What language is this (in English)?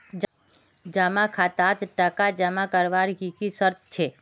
Magahi